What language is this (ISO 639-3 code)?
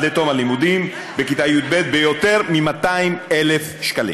heb